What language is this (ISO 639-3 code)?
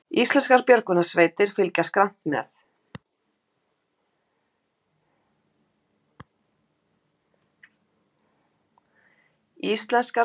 isl